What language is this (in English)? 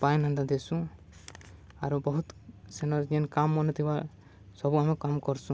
Odia